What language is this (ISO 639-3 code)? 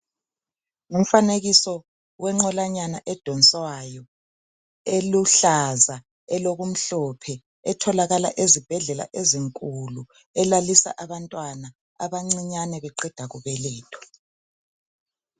nde